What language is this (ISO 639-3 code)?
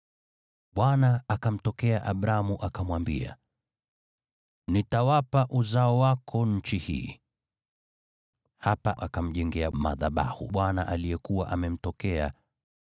swa